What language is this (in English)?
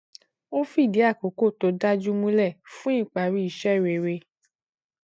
Yoruba